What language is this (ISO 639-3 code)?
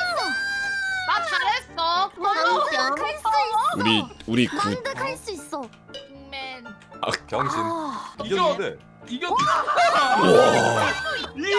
kor